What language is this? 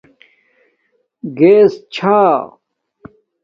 Domaaki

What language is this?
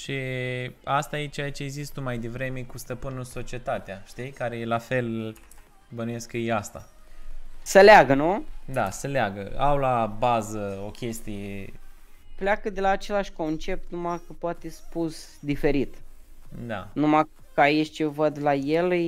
Romanian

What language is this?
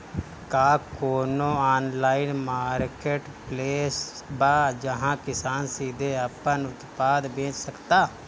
Bhojpuri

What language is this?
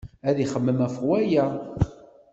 Kabyle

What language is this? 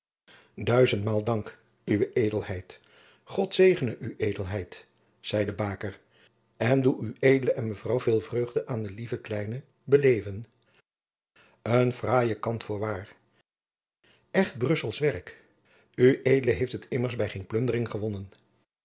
Dutch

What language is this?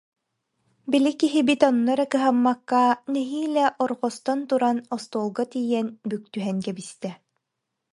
Yakut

